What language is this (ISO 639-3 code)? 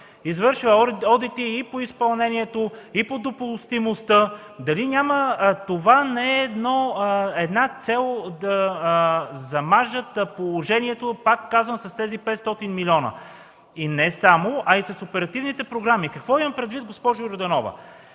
bul